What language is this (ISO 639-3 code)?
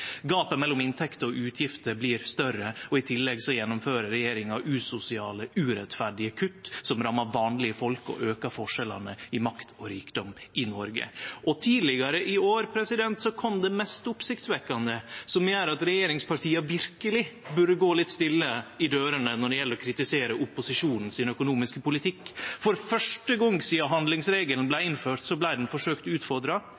nno